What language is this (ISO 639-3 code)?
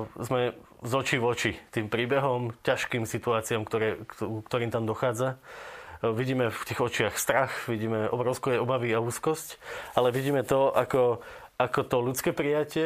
slk